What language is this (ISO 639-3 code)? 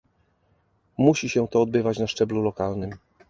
pol